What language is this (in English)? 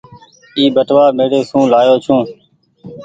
Goaria